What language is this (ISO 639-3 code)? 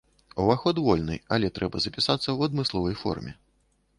bel